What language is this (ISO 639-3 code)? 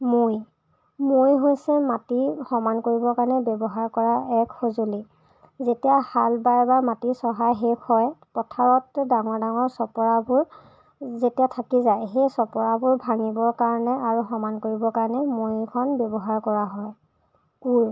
asm